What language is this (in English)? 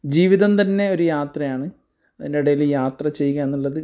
Malayalam